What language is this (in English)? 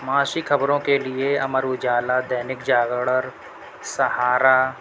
Urdu